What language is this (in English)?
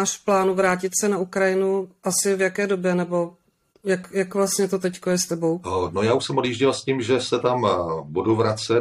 Czech